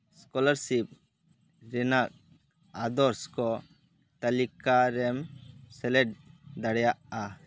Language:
Santali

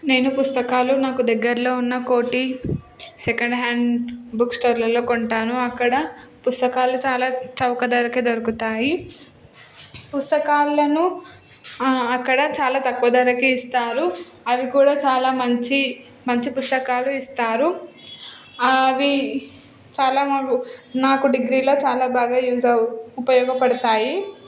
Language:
Telugu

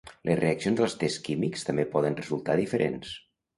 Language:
Catalan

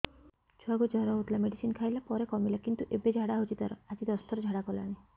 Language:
Odia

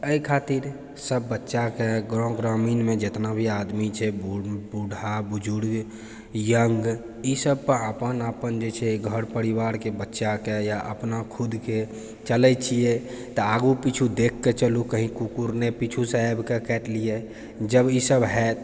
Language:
Maithili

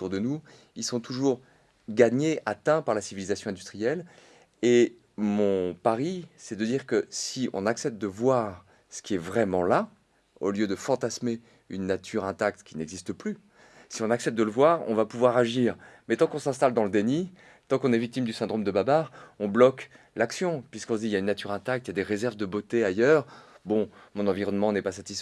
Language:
French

